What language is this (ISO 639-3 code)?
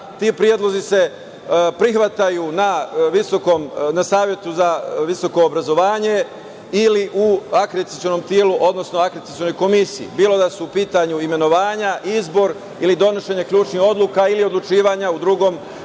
srp